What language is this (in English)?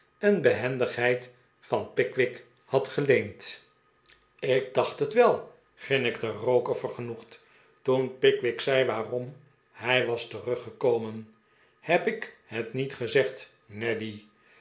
Dutch